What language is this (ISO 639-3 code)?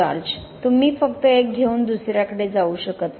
mar